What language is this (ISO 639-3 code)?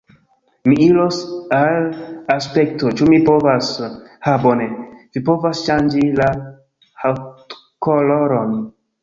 epo